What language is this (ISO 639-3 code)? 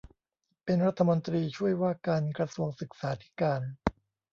tha